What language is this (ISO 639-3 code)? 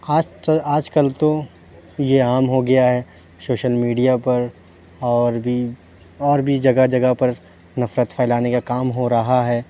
urd